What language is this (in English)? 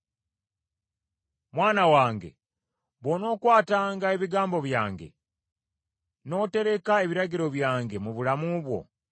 Ganda